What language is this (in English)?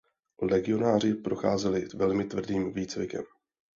Czech